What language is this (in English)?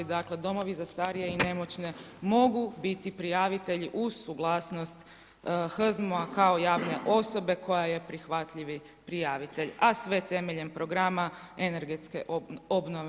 Croatian